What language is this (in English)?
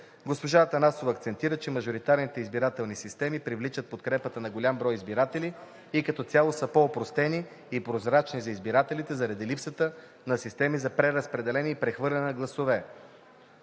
Bulgarian